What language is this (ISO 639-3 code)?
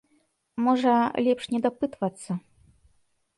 bel